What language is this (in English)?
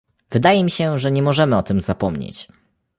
Polish